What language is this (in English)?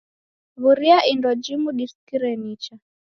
Taita